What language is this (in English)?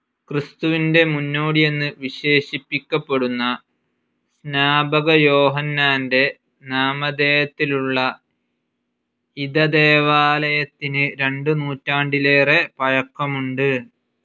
Malayalam